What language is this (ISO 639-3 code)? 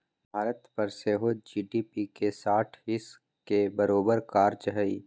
mag